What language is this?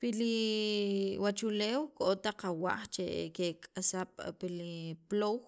Sacapulteco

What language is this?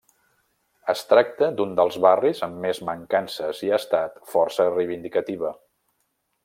Catalan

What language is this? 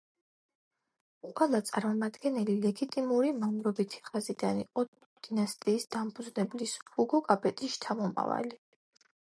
Georgian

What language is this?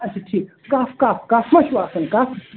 Kashmiri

